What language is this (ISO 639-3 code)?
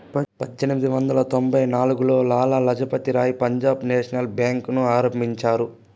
tel